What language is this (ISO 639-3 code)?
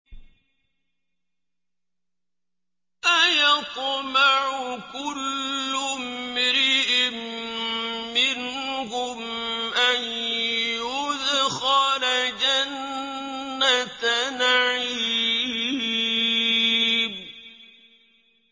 ara